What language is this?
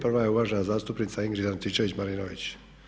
Croatian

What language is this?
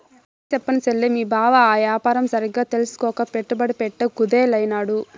Telugu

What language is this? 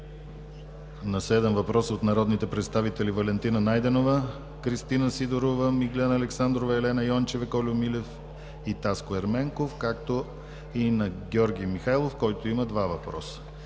Bulgarian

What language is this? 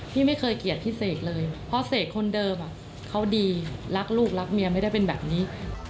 Thai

